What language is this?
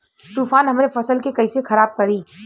Bhojpuri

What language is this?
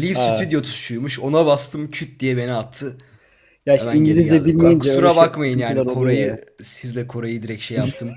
Turkish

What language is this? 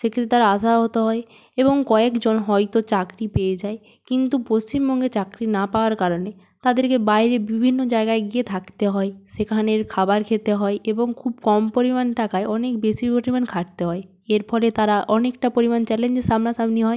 Bangla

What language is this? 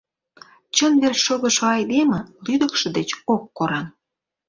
Mari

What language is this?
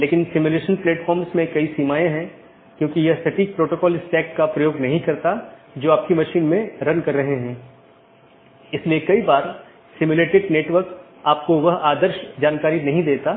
Hindi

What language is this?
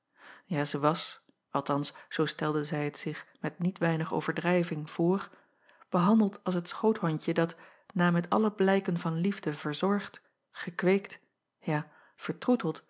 Dutch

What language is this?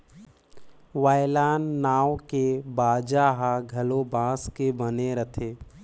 Chhattisgarhi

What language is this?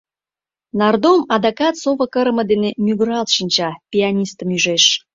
Mari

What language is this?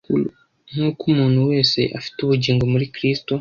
Kinyarwanda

